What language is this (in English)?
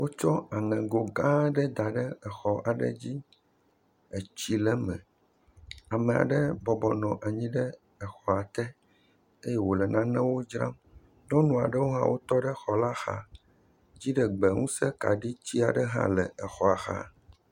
Ewe